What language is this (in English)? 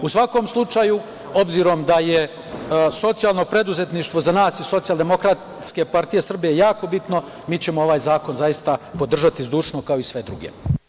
Serbian